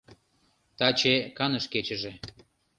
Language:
Mari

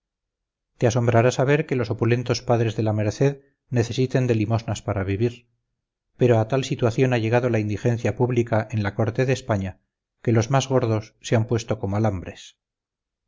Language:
Spanish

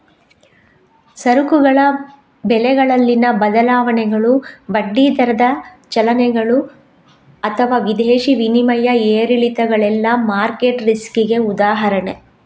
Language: Kannada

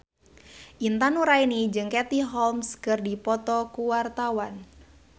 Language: Sundanese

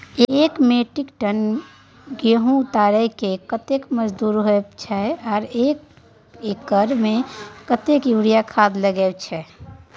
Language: Maithili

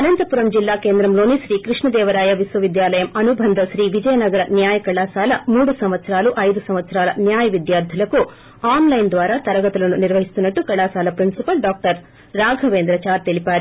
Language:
Telugu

